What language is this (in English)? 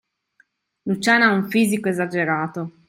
Italian